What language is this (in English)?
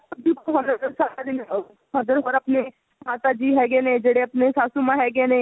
Punjabi